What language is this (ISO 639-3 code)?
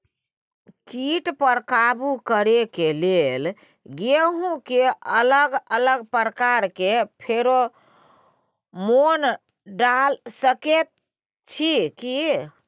mai